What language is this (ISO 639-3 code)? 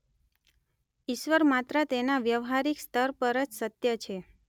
guj